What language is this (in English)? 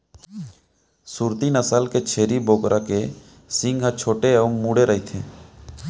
Chhattisgarhi